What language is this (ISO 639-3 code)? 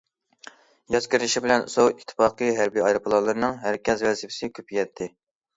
uig